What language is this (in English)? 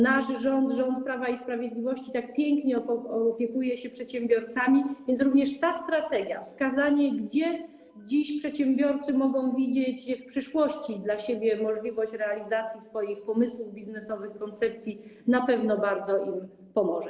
Polish